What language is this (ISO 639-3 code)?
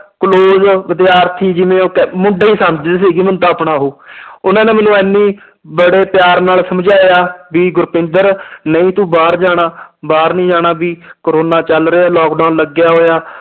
pan